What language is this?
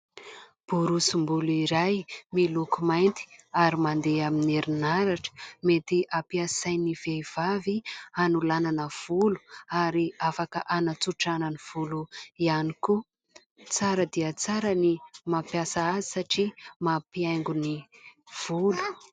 Malagasy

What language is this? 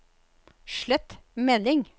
Norwegian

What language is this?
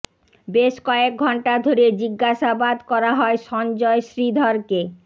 Bangla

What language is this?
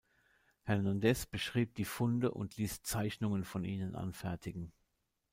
German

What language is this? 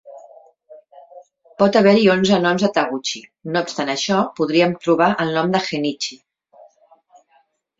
Catalan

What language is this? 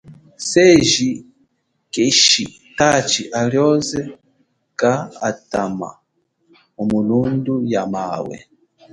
Chokwe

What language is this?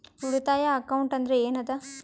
Kannada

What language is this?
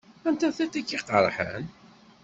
Kabyle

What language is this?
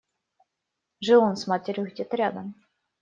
Russian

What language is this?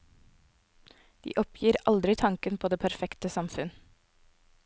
Norwegian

